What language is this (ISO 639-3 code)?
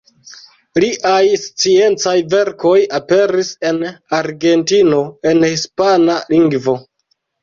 epo